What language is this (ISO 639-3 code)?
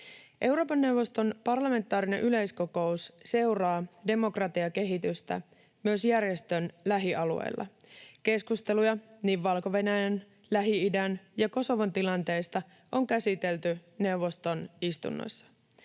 fin